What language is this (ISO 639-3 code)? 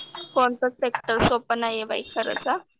mar